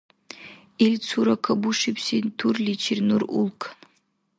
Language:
Dargwa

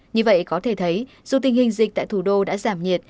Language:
Vietnamese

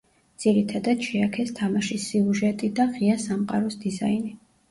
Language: Georgian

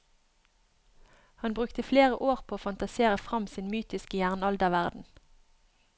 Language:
Norwegian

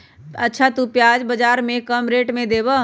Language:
Magahi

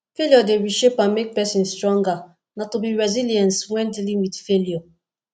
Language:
Nigerian Pidgin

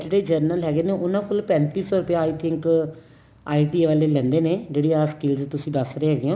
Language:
Punjabi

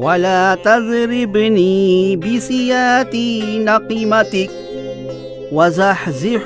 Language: Urdu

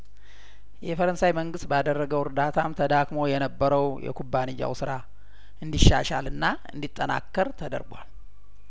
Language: Amharic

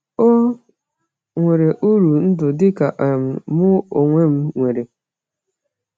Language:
Igbo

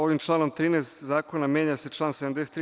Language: Serbian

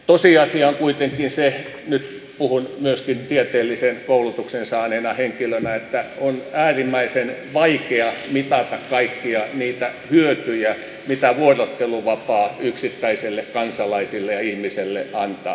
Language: Finnish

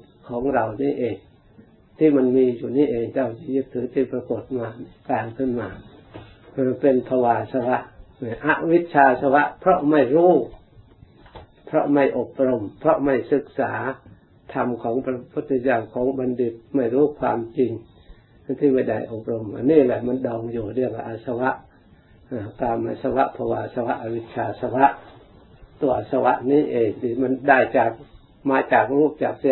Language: Thai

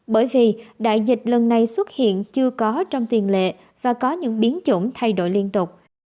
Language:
Vietnamese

